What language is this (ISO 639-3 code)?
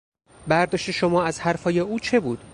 fas